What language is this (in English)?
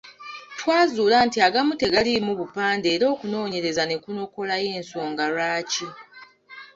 Ganda